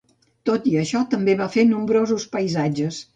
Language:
Catalan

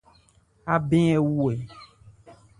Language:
Ebrié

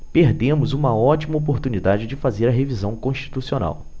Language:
Portuguese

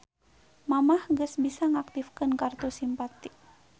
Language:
Sundanese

